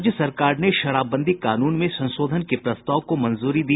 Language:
Hindi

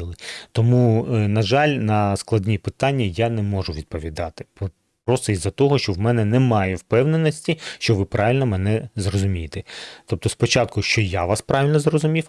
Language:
Ukrainian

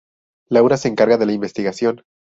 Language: Spanish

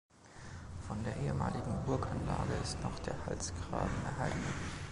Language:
German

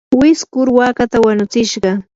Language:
Yanahuanca Pasco Quechua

